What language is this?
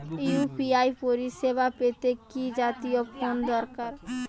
Bangla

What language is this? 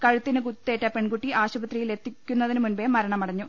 Malayalam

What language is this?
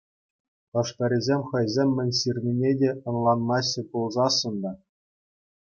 Chuvash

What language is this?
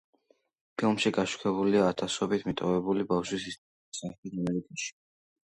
Georgian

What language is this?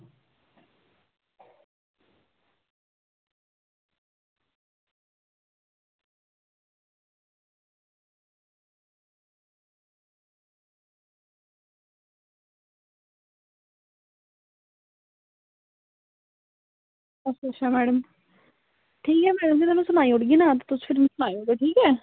Dogri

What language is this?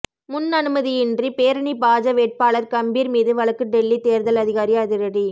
Tamil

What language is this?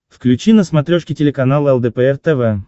Russian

